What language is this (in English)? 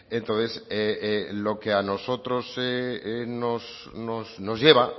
Spanish